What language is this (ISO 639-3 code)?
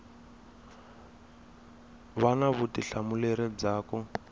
tso